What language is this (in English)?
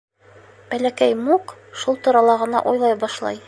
Bashkir